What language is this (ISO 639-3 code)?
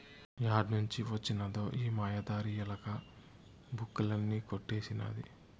tel